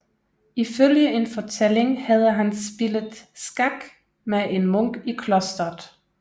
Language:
Danish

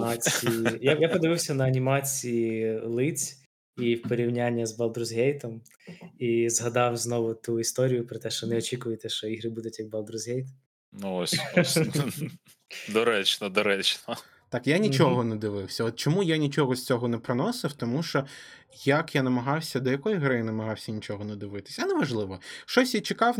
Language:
Ukrainian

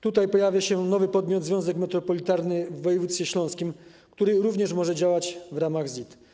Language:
Polish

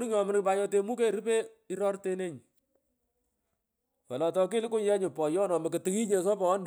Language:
Pökoot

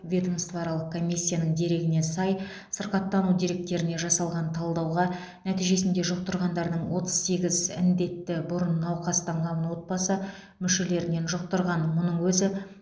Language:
Kazakh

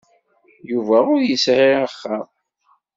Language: Kabyle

